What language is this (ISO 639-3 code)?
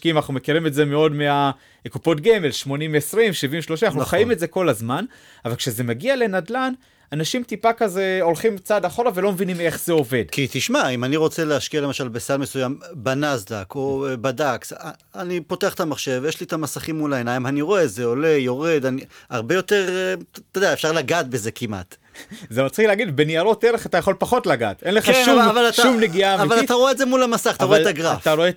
heb